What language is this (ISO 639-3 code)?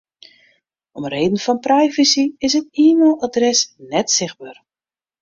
fry